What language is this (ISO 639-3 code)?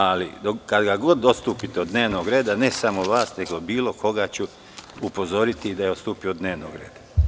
srp